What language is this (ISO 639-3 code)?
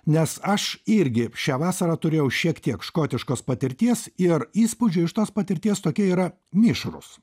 lit